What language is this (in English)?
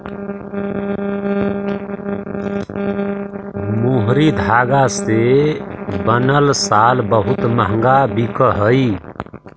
Magahi